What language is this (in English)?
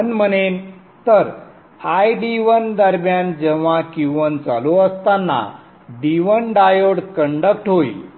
Marathi